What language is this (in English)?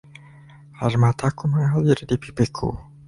Indonesian